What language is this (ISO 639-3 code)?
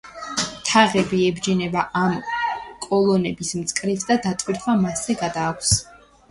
kat